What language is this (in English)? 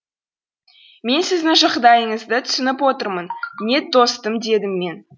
Kazakh